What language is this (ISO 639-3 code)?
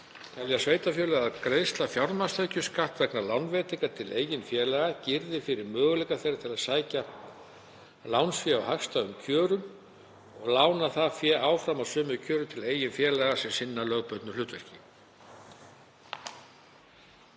isl